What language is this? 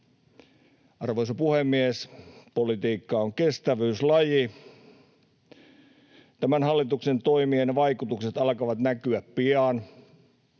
Finnish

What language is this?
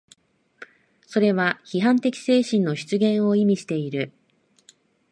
Japanese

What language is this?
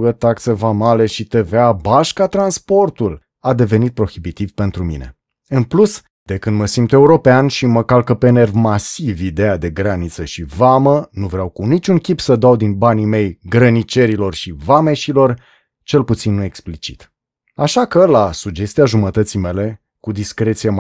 Romanian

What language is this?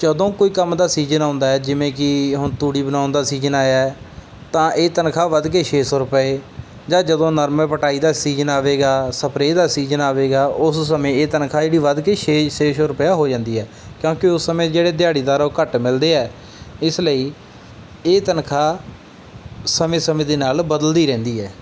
Punjabi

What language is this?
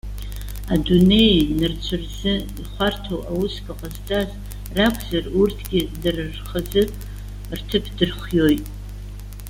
Abkhazian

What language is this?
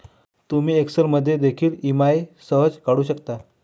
Marathi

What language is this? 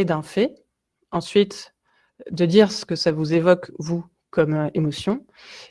French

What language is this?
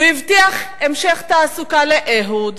Hebrew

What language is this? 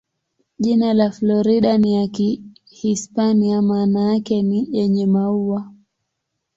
Swahili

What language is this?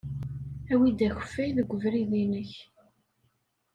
Kabyle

